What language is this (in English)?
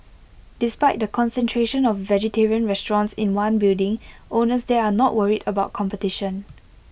English